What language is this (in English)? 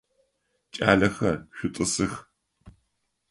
Adyghe